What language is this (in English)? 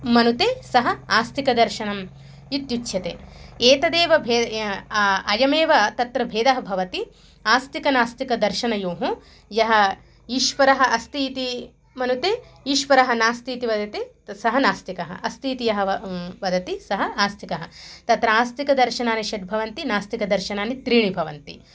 Sanskrit